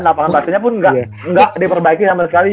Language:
Indonesian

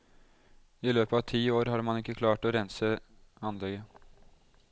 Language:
Norwegian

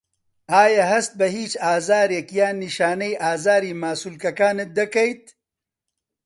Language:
Central Kurdish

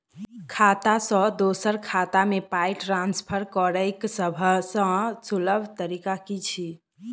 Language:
Maithili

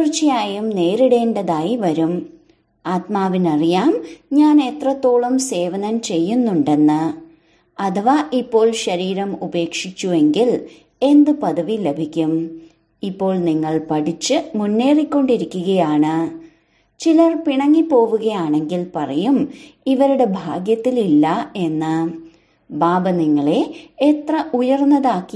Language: Malayalam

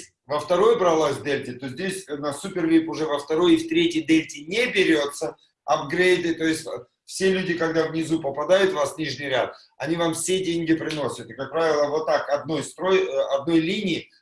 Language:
Russian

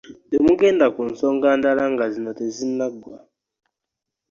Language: Ganda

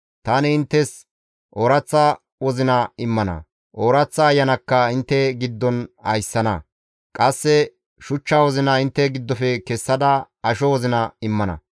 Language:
Gamo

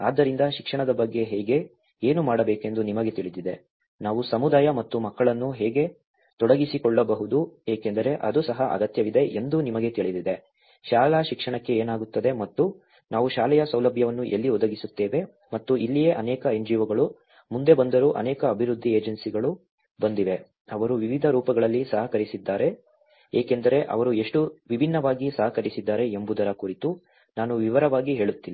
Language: Kannada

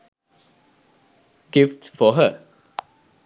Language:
Sinhala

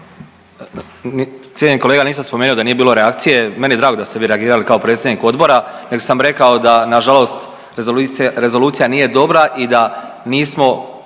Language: Croatian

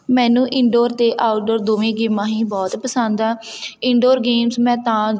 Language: Punjabi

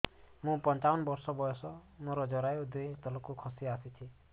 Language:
Odia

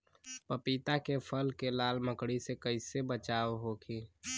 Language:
Bhojpuri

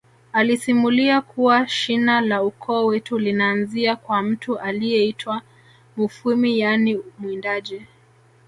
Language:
Swahili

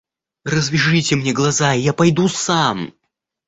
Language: Russian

